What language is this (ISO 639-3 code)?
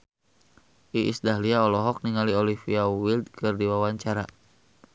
sun